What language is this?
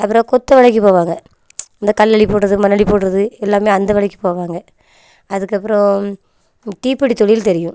Tamil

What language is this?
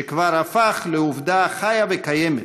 Hebrew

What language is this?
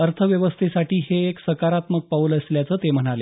Marathi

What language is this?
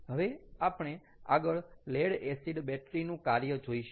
Gujarati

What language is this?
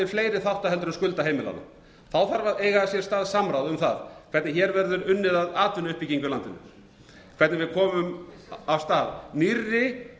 Icelandic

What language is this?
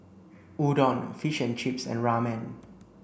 English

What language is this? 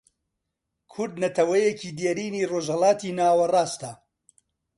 Central Kurdish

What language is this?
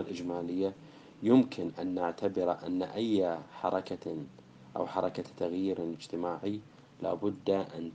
Arabic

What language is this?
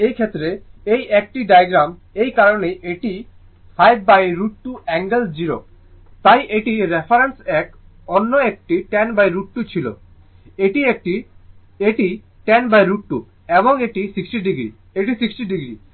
Bangla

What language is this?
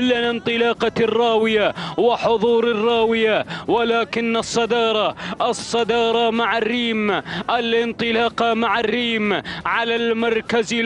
Arabic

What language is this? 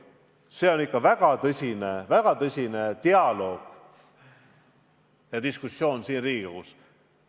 Estonian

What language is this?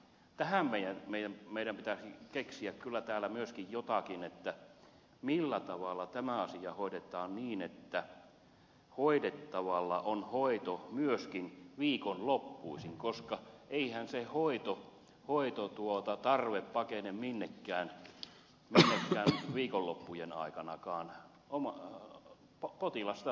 Finnish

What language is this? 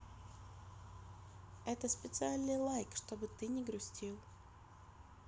Russian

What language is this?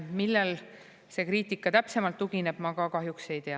Estonian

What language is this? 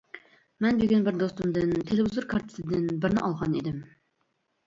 Uyghur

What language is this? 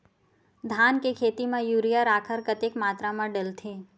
Chhattisgarhi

